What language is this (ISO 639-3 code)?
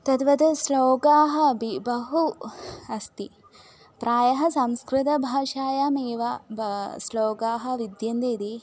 san